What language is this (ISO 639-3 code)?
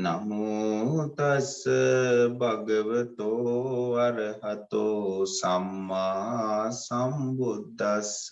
vie